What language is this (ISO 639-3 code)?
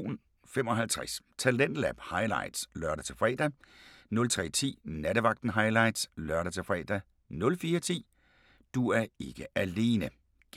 dan